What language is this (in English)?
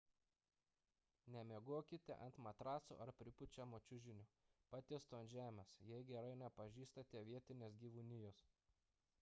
Lithuanian